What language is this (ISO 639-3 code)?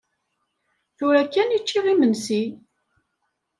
kab